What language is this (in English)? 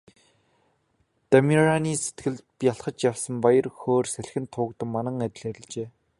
Mongolian